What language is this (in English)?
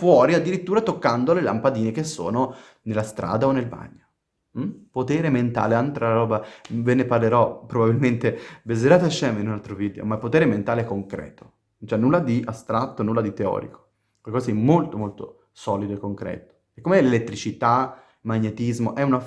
Italian